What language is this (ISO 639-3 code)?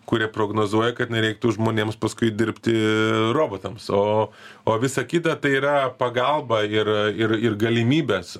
lit